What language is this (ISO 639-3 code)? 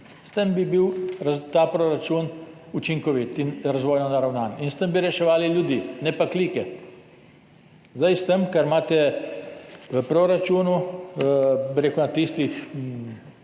slv